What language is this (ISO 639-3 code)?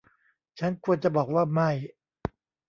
tha